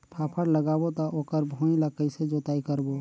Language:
Chhattisgarhi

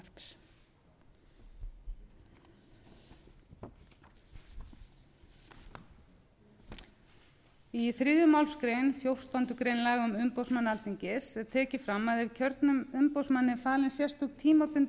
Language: Icelandic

